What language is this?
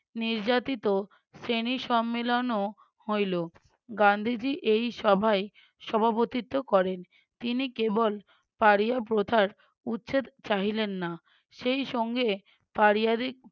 Bangla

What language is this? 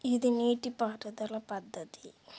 Telugu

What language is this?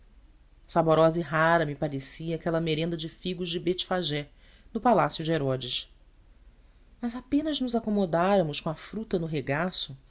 Portuguese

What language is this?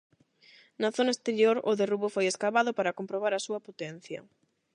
Galician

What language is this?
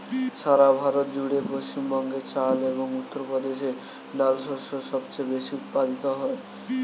Bangla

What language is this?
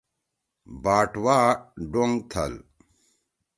Torwali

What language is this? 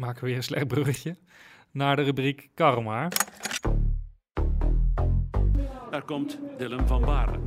Dutch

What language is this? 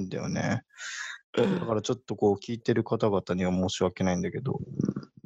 Japanese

